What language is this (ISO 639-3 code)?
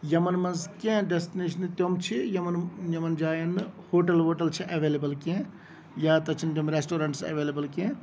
kas